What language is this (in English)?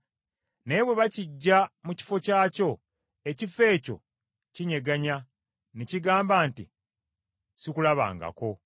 Ganda